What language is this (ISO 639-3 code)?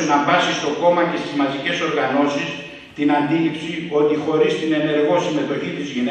ell